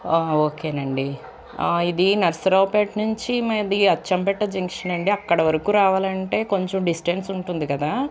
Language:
Telugu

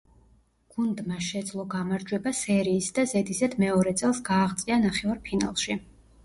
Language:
Georgian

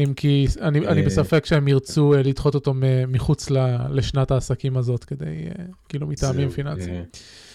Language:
Hebrew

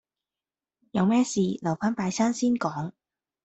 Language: Cantonese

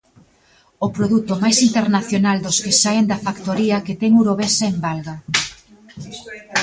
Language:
Galician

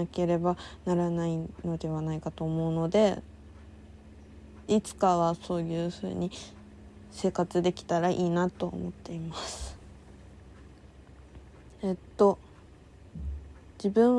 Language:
Japanese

